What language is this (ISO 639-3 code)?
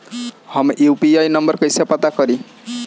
bho